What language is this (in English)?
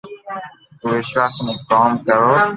Loarki